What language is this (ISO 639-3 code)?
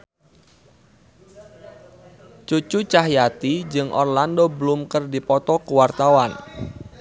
sun